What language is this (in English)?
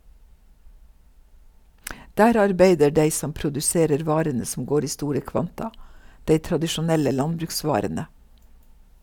Norwegian